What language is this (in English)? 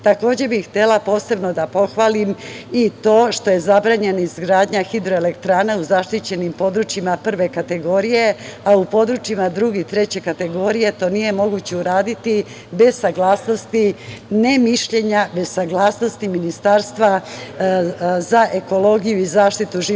Serbian